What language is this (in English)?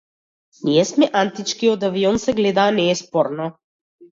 Macedonian